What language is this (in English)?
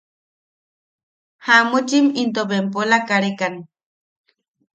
Yaqui